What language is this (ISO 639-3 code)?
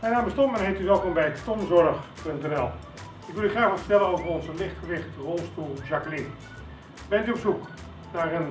nld